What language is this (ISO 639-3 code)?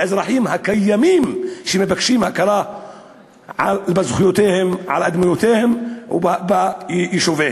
heb